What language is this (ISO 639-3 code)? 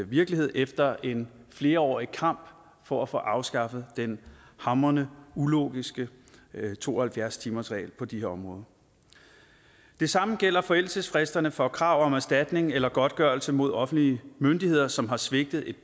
dan